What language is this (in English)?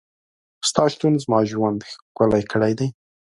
Pashto